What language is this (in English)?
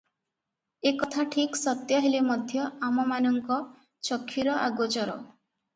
Odia